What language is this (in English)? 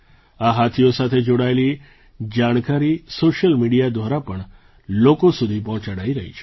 Gujarati